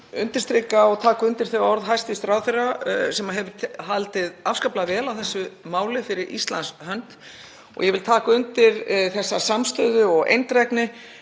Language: Icelandic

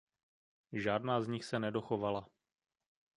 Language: Czech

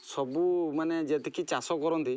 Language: Odia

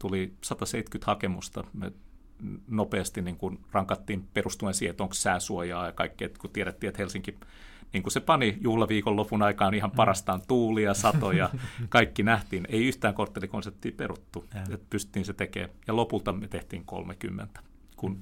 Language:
Finnish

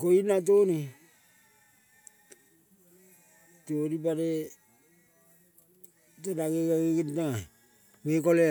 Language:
Kol (Papua New Guinea)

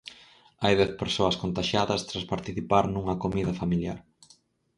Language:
Galician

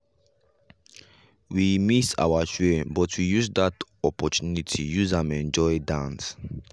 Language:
Nigerian Pidgin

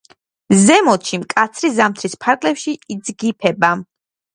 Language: Georgian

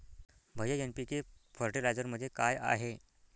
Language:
Marathi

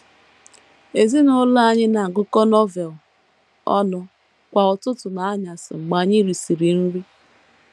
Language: Igbo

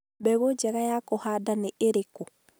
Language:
Kikuyu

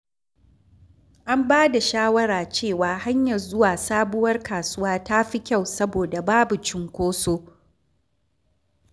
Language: Hausa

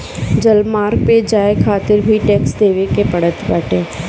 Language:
Bhojpuri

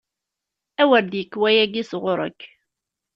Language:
Kabyle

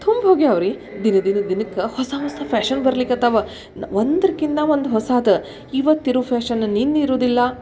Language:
Kannada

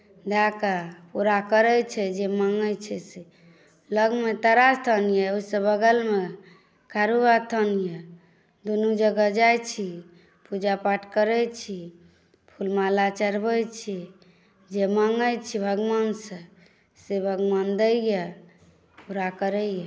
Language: Maithili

